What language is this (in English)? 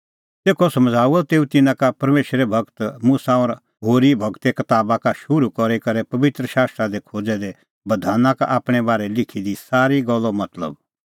Kullu Pahari